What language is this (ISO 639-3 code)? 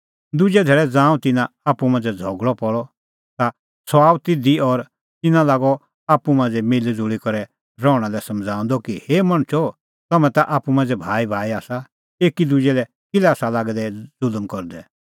kfx